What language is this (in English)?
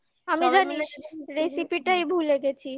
Bangla